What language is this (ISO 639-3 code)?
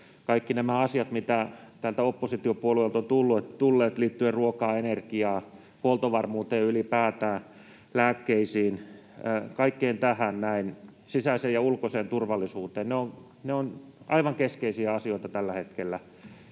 fin